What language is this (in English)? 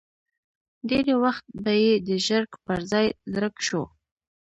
Pashto